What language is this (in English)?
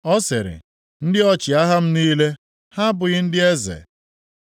Igbo